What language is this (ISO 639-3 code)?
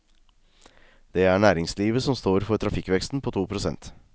nor